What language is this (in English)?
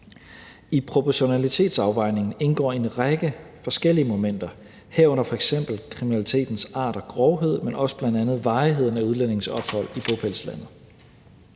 Danish